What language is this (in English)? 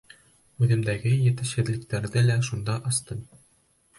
Bashkir